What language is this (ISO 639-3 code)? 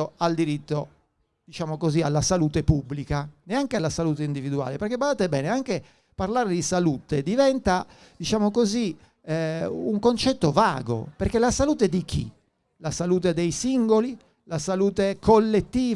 ita